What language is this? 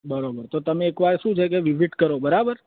Gujarati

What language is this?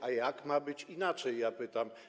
Polish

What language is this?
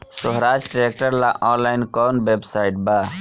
Bhojpuri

